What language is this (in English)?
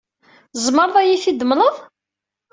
Kabyle